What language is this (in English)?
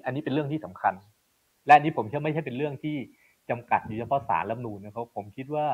Thai